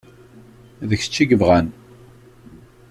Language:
Kabyle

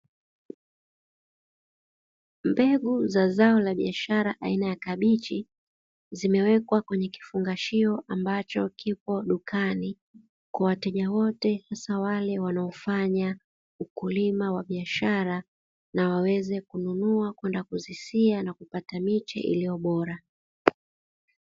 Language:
Swahili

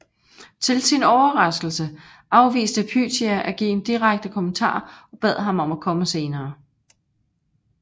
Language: Danish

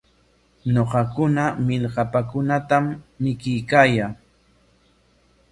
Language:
Corongo Ancash Quechua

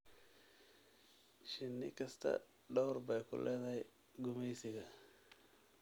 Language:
Somali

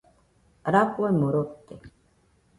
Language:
Nüpode Huitoto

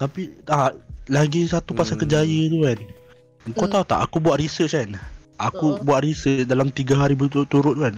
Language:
Malay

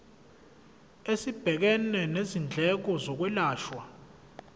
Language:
Zulu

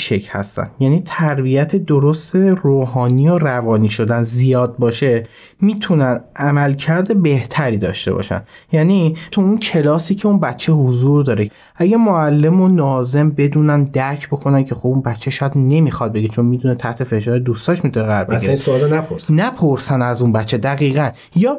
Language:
Persian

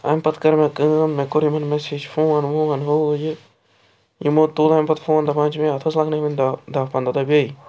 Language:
Kashmiri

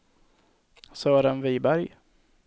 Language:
Swedish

